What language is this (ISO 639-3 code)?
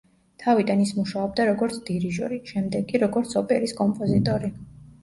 kat